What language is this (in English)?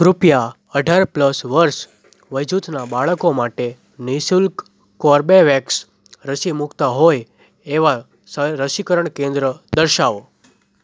Gujarati